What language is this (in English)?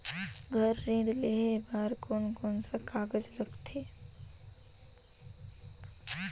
Chhattisgarhi